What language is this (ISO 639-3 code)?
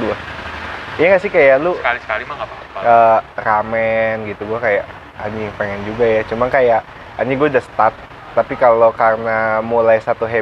ind